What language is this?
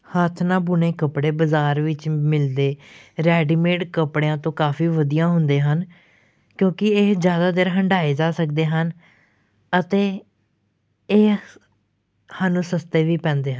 Punjabi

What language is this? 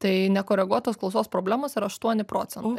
Lithuanian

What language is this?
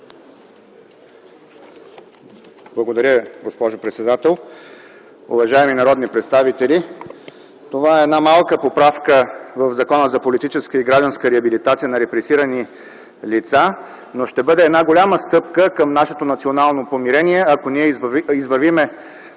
Bulgarian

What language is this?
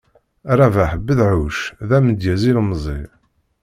Kabyle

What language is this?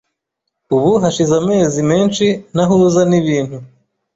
Kinyarwanda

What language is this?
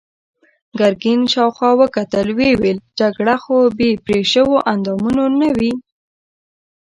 Pashto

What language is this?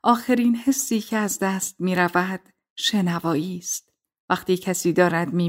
Persian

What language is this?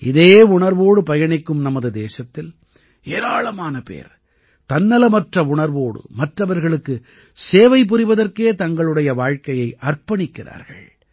Tamil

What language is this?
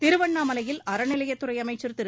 Tamil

